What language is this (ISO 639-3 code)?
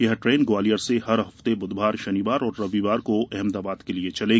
hin